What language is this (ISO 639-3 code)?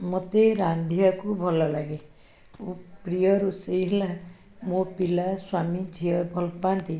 ori